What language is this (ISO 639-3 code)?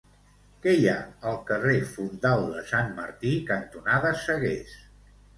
cat